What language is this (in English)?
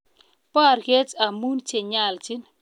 Kalenjin